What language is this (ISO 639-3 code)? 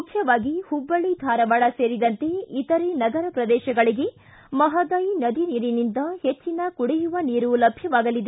kan